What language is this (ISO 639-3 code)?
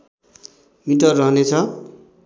nep